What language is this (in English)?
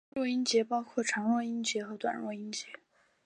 Chinese